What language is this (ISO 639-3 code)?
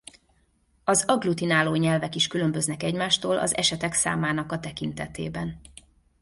hun